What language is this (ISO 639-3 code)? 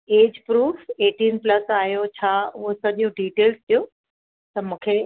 snd